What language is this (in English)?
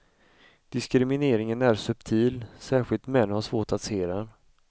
Swedish